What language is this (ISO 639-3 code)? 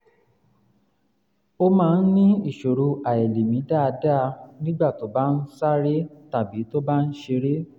yor